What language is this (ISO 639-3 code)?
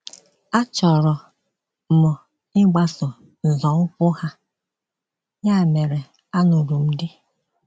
ibo